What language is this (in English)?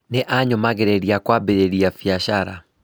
Kikuyu